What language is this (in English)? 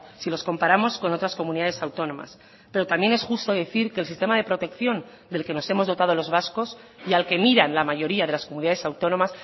Spanish